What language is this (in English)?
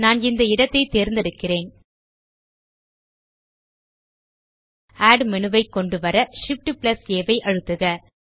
Tamil